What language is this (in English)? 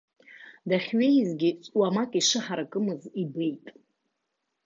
Abkhazian